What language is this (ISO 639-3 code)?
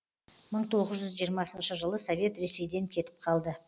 kaz